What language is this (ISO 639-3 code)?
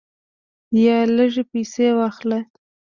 pus